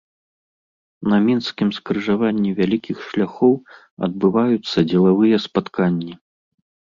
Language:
Belarusian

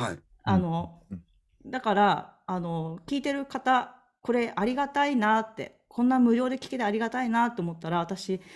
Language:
Japanese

